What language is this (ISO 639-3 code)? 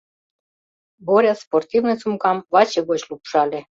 chm